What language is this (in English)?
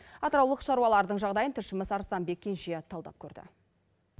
Kazakh